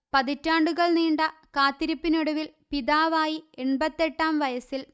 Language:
Malayalam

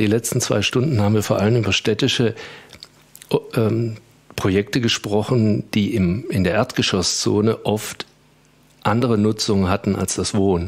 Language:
German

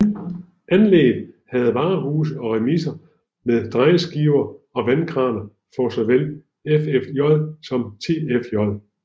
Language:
Danish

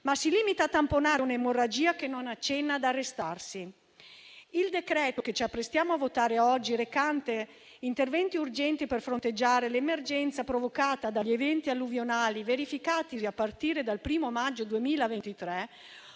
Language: Italian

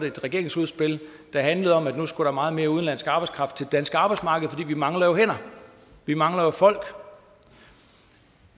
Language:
Danish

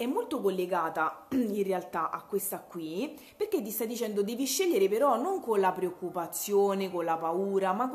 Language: Italian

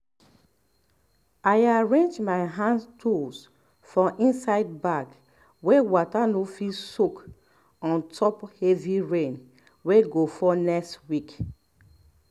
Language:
Nigerian Pidgin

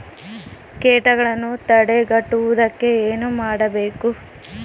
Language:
Kannada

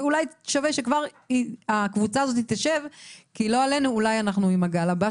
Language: Hebrew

